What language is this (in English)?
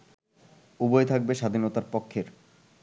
Bangla